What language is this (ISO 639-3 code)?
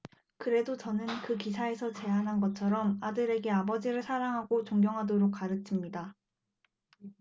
kor